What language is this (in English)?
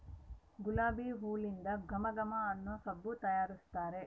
Kannada